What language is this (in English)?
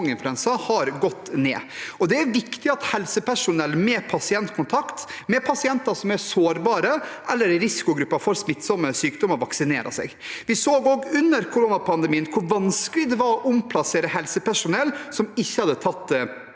Norwegian